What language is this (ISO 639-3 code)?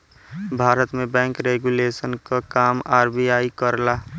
bho